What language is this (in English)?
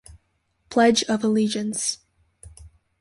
English